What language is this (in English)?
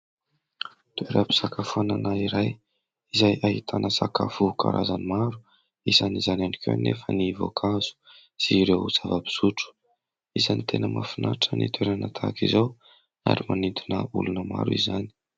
Malagasy